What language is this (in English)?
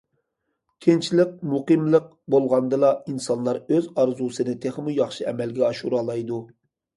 Uyghur